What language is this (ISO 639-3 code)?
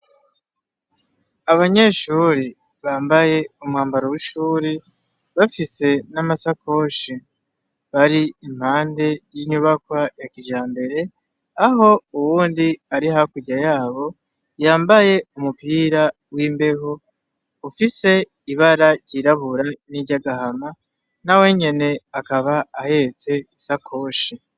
run